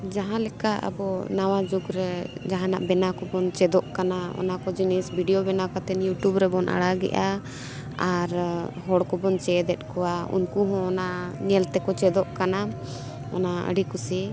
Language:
Santali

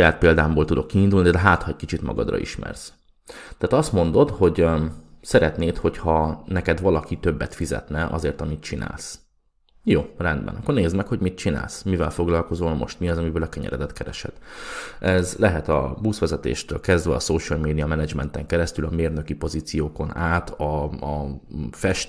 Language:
Hungarian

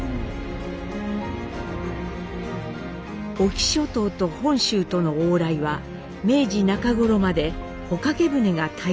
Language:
Japanese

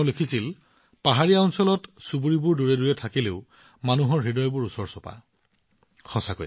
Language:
Assamese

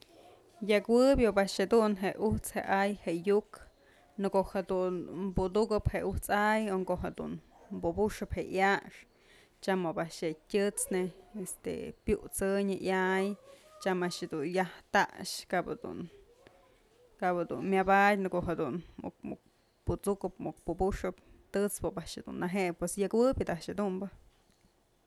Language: Mazatlán Mixe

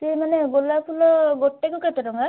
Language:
Odia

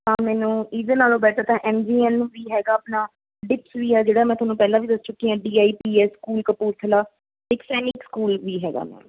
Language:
Punjabi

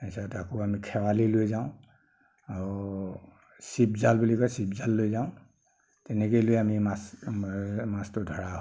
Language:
Assamese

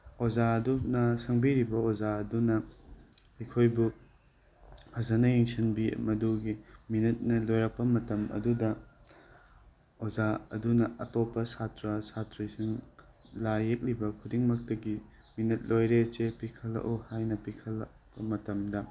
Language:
Manipuri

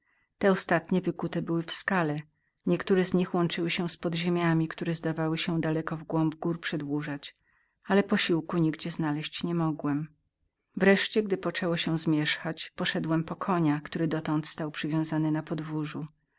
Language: Polish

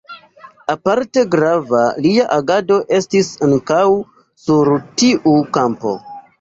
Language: Esperanto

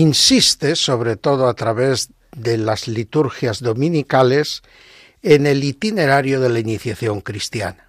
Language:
Spanish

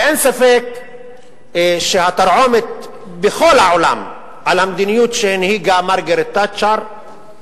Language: Hebrew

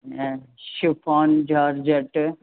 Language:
Sindhi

